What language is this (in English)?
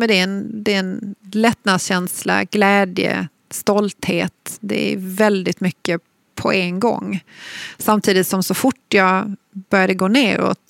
Swedish